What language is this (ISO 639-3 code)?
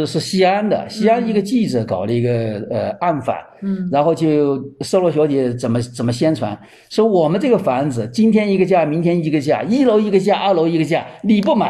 zho